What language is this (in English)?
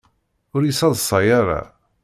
Kabyle